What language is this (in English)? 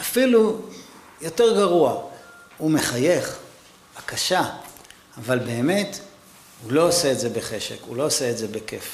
Hebrew